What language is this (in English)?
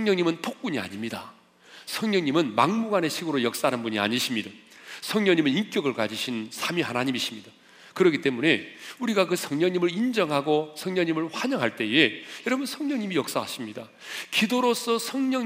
Korean